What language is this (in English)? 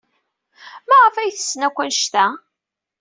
Kabyle